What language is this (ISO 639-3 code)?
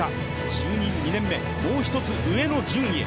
jpn